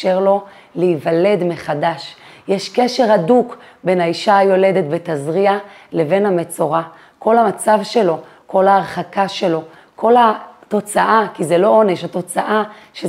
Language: Hebrew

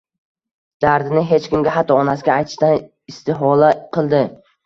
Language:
Uzbek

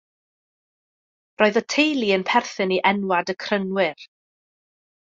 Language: Welsh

